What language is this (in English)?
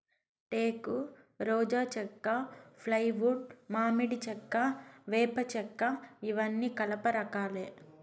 Telugu